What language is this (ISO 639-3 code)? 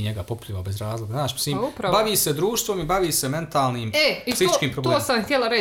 hrv